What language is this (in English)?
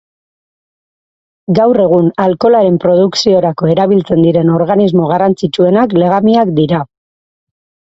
Basque